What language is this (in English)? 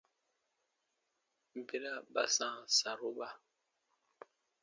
Baatonum